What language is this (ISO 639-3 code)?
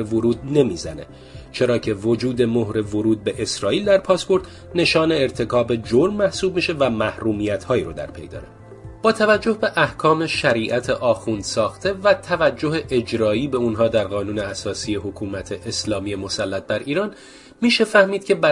fas